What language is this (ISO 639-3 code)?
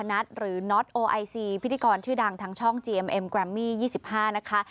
tha